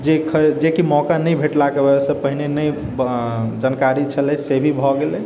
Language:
Maithili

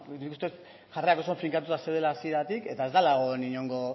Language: Basque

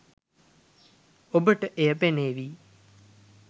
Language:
Sinhala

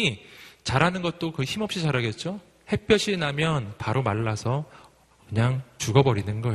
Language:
Korean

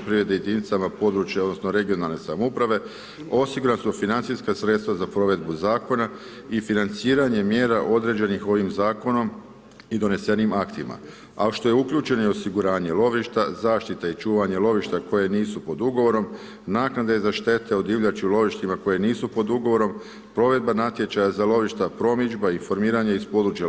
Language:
Croatian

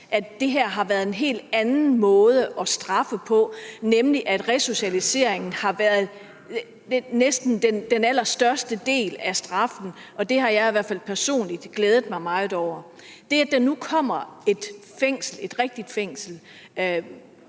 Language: Danish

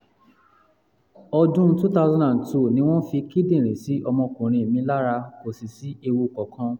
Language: Yoruba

